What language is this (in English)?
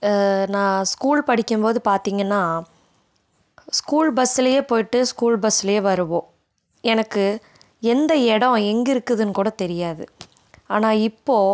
Tamil